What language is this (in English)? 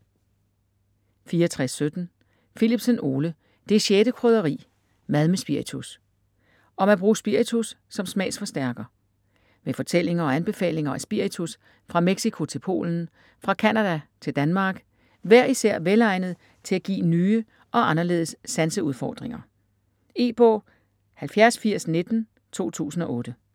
Danish